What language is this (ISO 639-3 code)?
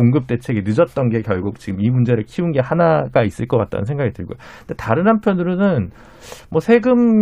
kor